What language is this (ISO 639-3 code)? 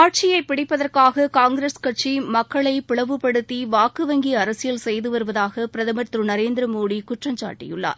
tam